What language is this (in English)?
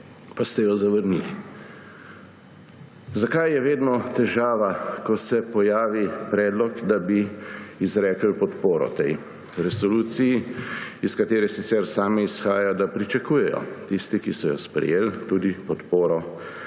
Slovenian